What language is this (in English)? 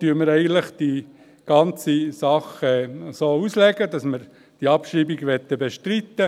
Swiss German